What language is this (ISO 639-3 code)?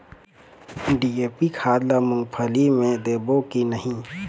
hne